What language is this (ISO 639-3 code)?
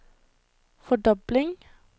nor